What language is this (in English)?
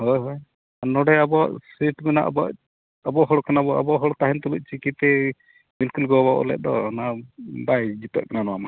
Santali